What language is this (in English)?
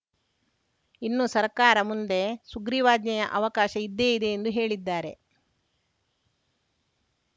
Kannada